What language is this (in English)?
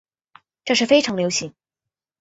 Chinese